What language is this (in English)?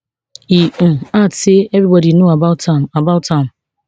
Nigerian Pidgin